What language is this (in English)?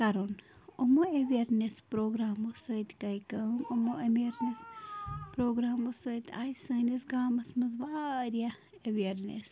Kashmiri